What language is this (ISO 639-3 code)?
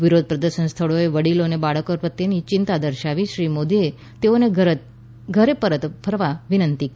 guj